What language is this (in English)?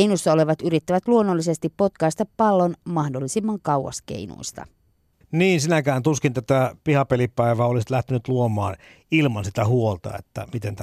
Finnish